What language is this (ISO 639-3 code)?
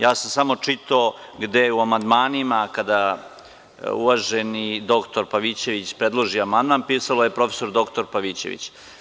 srp